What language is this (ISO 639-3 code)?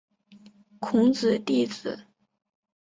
zho